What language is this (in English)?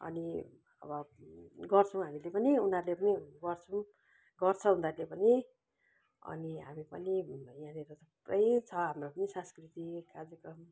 Nepali